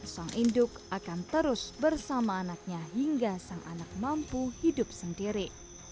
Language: Indonesian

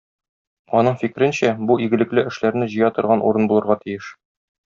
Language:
Tatar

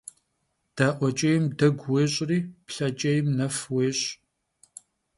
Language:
Kabardian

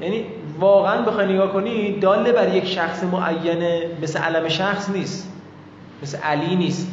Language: Persian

